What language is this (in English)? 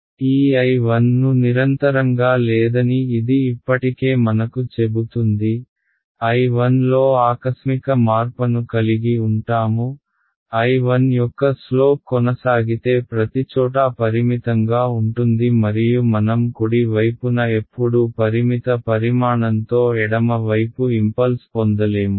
Telugu